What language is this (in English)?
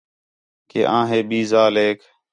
Khetrani